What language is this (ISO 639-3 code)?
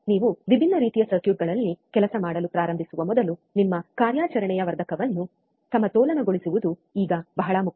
kan